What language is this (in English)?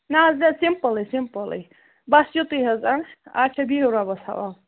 Kashmiri